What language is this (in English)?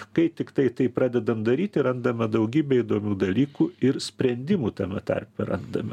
Lithuanian